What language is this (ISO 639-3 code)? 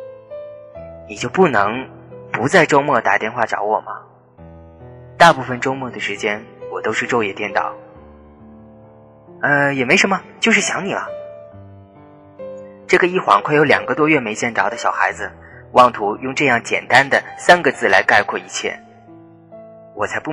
zho